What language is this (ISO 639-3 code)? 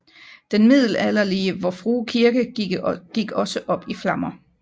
dan